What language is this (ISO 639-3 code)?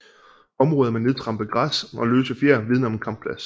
dan